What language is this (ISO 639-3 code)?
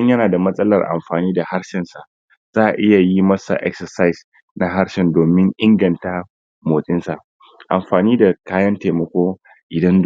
hau